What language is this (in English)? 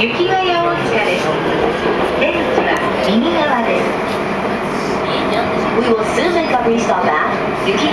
Japanese